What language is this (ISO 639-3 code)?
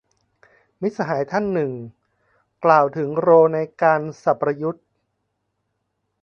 tha